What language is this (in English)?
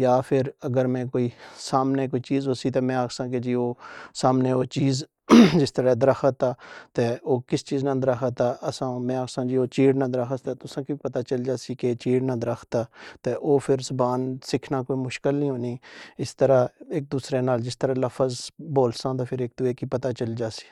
Pahari-Potwari